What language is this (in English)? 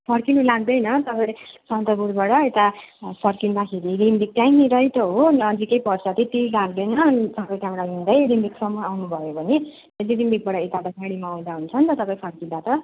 Nepali